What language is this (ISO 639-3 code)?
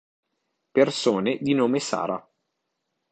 ita